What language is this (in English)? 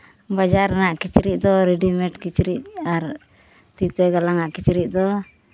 Santali